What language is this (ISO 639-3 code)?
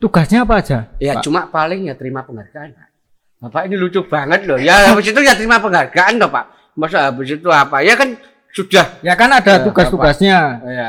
ind